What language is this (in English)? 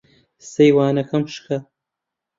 Central Kurdish